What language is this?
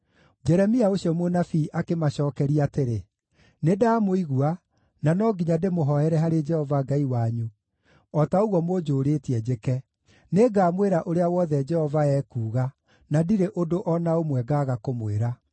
Kikuyu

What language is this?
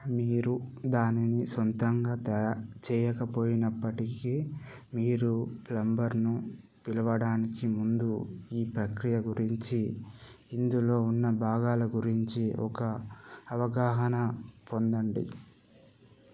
Telugu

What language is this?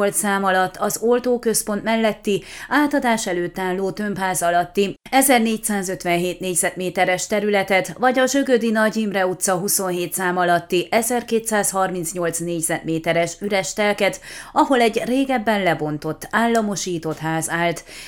Hungarian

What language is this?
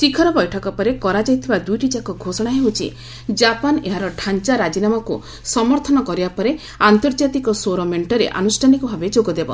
Odia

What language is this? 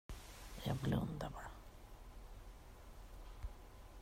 Swedish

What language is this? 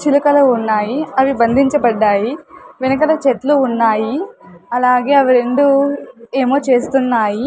Telugu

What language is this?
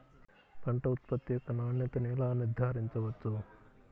Telugu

